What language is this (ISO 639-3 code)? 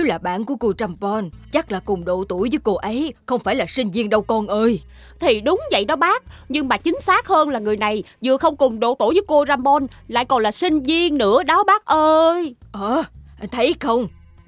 vie